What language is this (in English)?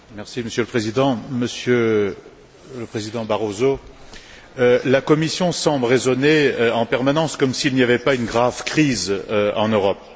French